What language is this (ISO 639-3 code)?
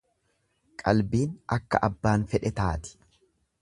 orm